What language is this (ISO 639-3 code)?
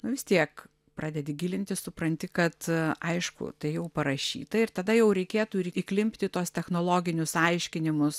lit